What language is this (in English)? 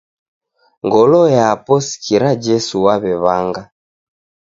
Taita